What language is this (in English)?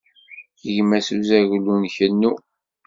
Kabyle